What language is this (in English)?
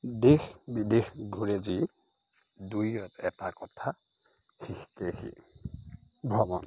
Assamese